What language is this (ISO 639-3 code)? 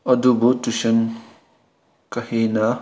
mni